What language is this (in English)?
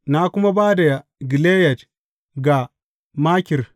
Hausa